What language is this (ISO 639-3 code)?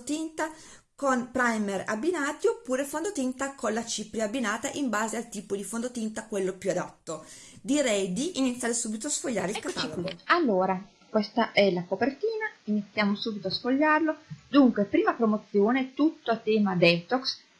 ita